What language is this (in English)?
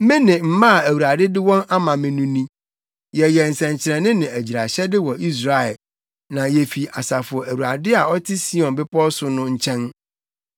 Akan